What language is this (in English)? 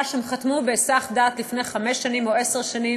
Hebrew